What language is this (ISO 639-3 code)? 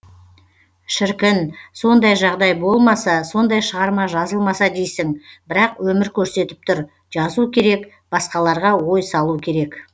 kaz